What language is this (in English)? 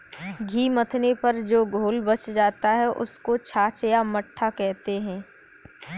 Hindi